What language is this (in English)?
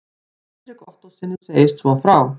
Icelandic